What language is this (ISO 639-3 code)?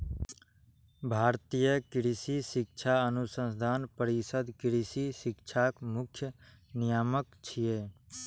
mai